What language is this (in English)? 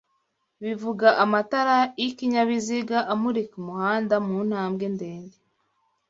Kinyarwanda